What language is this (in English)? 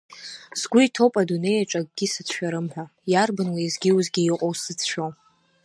Abkhazian